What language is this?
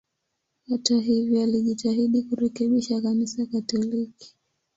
Swahili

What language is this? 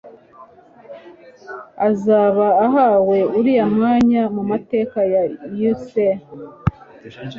Kinyarwanda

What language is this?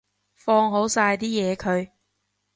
Cantonese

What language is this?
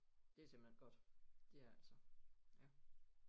Danish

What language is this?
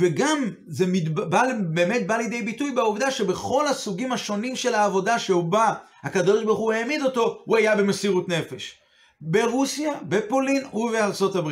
Hebrew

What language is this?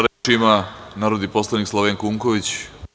Serbian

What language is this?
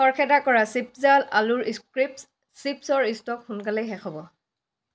Assamese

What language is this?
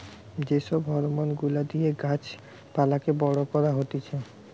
Bangla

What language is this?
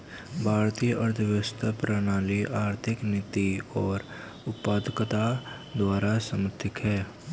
Hindi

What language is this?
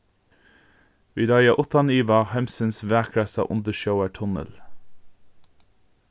Faroese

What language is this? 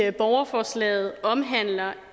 Danish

